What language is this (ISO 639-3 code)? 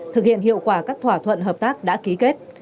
vie